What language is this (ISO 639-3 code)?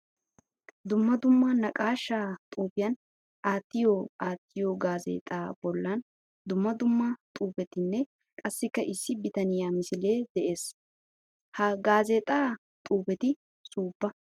wal